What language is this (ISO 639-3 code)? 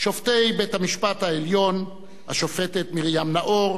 heb